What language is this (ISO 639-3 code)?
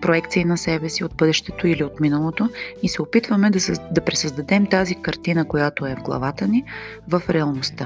bul